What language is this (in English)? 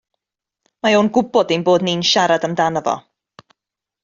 Welsh